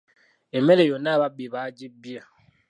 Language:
Ganda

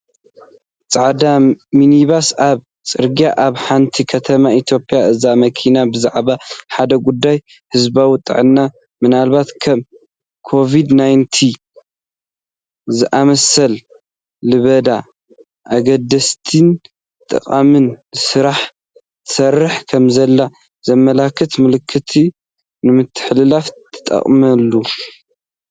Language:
Tigrinya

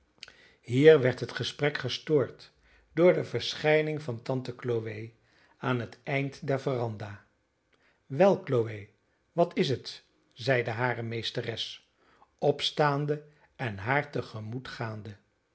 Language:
Dutch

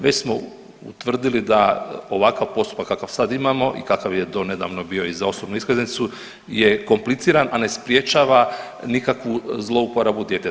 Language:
Croatian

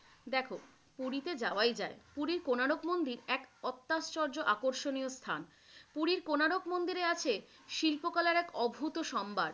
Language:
Bangla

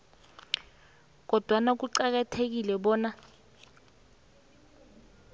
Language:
South Ndebele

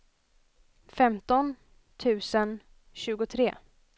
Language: Swedish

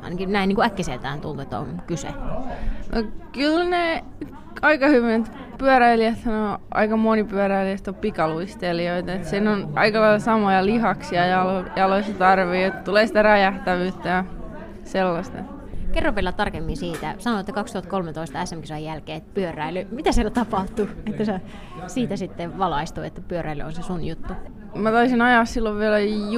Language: Finnish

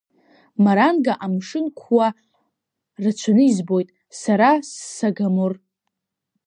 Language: Abkhazian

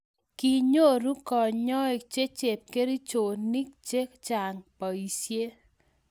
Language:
Kalenjin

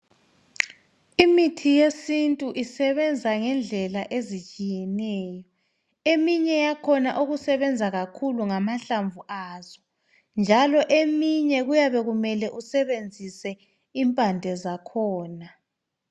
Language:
North Ndebele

